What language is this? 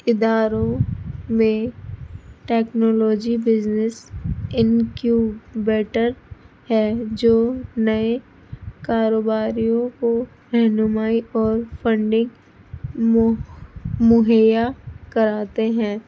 Urdu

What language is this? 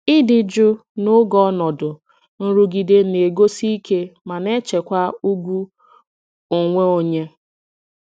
Igbo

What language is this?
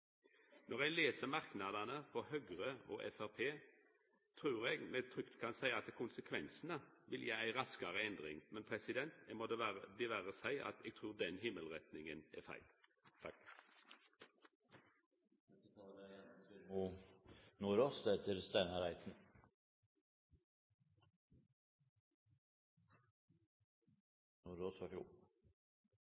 Norwegian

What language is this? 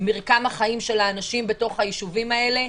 Hebrew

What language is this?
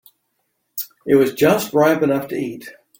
English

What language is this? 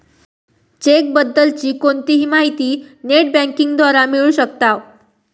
Marathi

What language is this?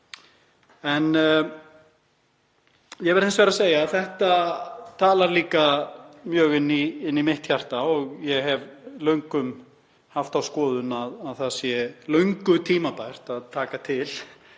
Icelandic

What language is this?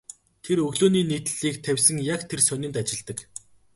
Mongolian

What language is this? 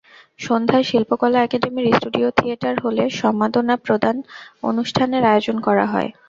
Bangla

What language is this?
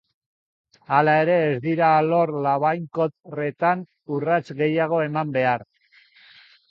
Basque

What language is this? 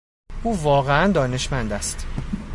Persian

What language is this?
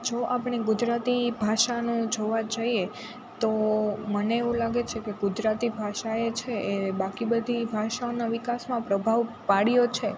Gujarati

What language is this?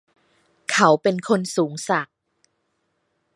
Thai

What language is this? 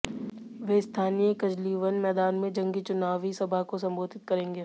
Hindi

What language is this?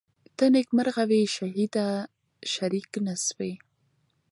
Pashto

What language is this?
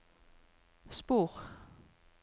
Norwegian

